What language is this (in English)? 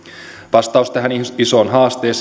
Finnish